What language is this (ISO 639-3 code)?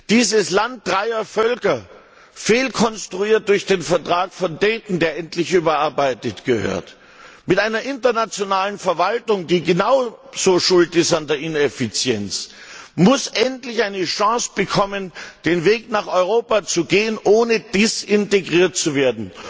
deu